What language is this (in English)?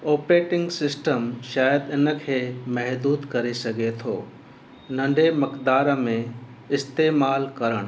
Sindhi